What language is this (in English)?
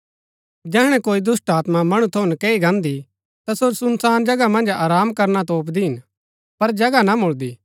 Gaddi